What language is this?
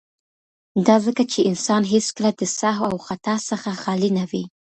Pashto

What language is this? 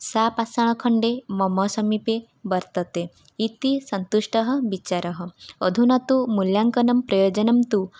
Sanskrit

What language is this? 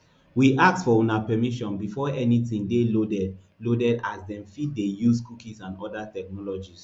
Nigerian Pidgin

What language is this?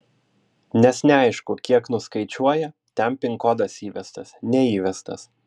Lithuanian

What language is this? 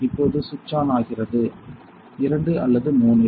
Tamil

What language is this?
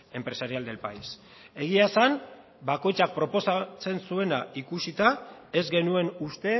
Basque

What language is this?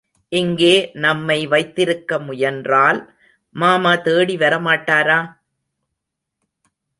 Tamil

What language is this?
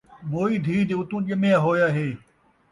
Saraiki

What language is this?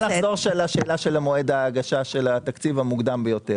Hebrew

